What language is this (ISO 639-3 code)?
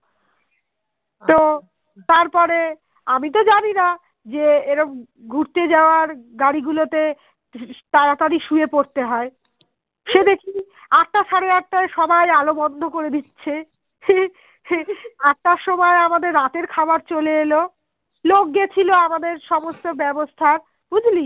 ben